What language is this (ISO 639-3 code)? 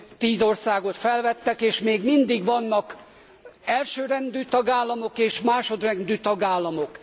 hun